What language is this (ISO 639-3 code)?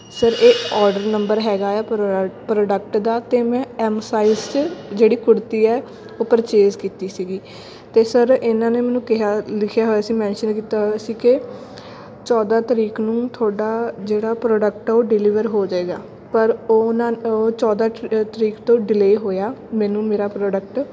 pan